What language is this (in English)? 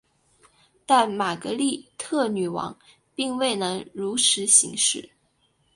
Chinese